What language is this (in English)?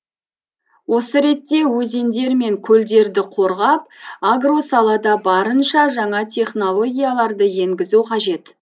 Kazakh